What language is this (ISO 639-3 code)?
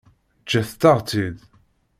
kab